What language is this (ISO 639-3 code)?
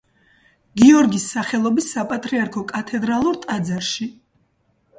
kat